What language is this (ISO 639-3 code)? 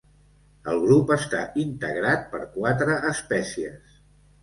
cat